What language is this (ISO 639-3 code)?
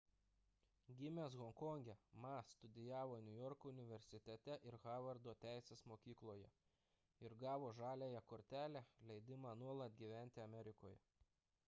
lit